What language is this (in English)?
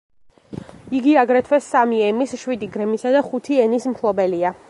Georgian